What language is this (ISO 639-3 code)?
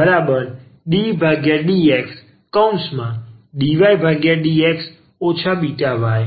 guj